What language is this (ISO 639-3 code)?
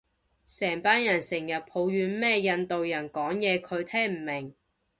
yue